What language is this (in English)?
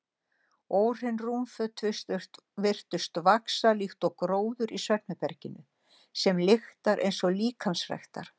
Icelandic